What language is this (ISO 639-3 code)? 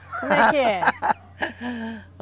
por